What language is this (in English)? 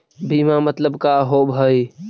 Magahi